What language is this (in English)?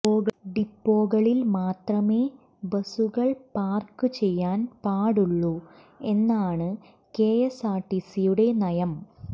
Malayalam